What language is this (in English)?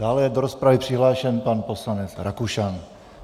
Czech